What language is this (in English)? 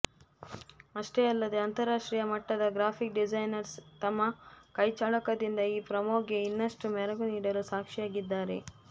Kannada